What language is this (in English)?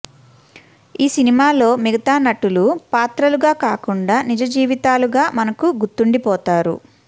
Telugu